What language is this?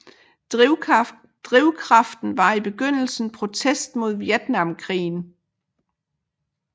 Danish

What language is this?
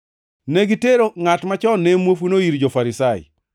Luo (Kenya and Tanzania)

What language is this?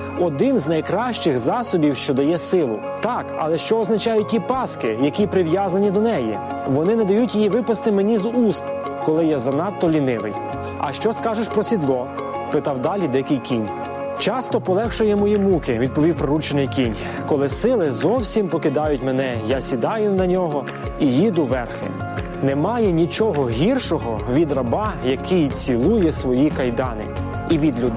Ukrainian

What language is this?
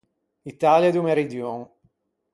Ligurian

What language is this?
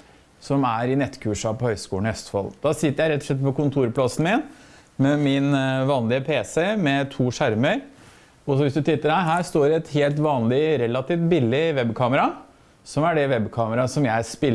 Norwegian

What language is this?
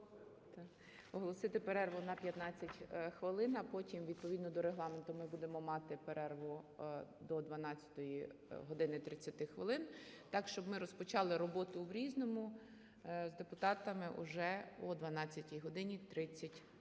Ukrainian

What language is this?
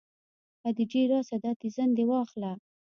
Pashto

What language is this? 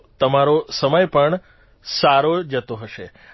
Gujarati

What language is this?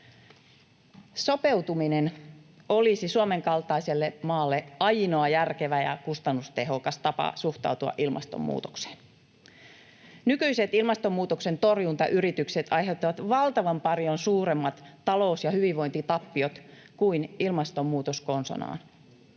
Finnish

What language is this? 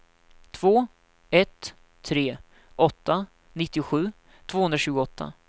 Swedish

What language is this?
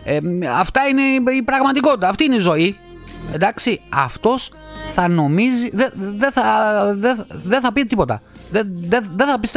Greek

